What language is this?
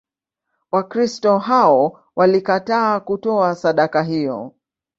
Swahili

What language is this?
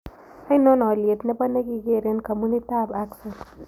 Kalenjin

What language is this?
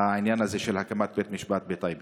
Hebrew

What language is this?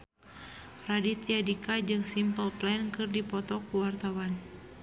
Sundanese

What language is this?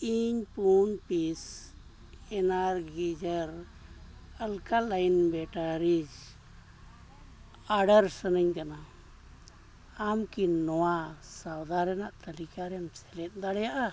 Santali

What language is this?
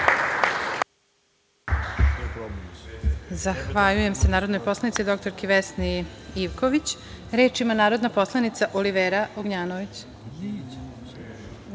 Serbian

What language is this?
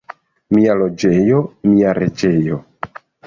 Esperanto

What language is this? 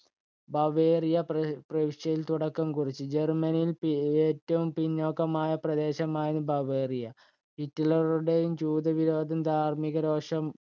Malayalam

